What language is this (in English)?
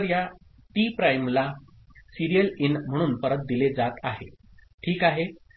Marathi